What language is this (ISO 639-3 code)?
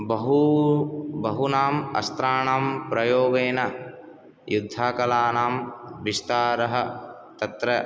san